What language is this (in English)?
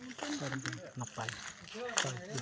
Santali